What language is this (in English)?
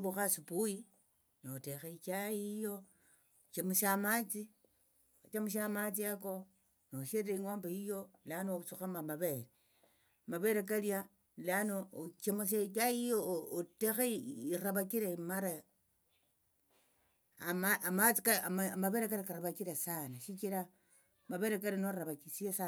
Tsotso